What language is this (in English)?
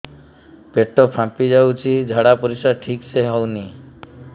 Odia